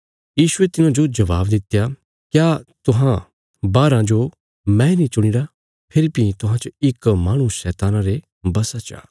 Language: Bilaspuri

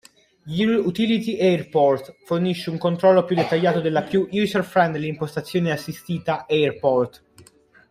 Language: Italian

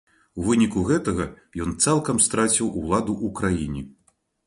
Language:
Belarusian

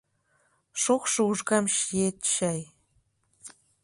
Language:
Mari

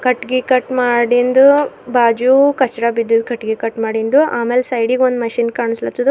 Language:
Kannada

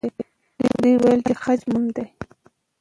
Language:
Pashto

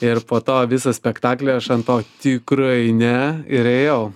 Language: Lithuanian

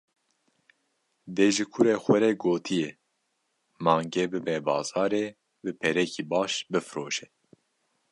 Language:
Kurdish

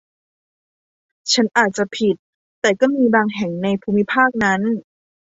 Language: Thai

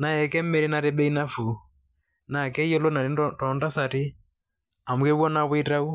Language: Masai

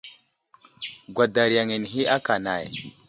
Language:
Wuzlam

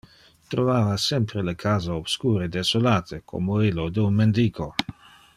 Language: Interlingua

